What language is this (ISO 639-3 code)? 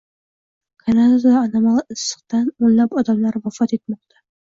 uzb